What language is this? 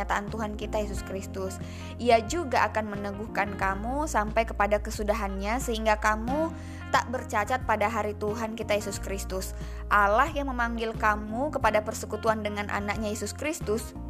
Indonesian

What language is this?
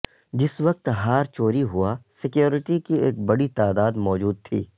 Urdu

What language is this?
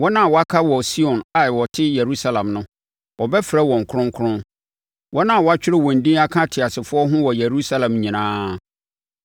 Akan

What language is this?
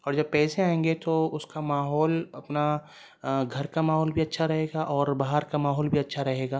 Urdu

